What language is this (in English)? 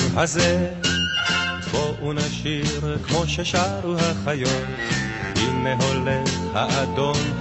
Hebrew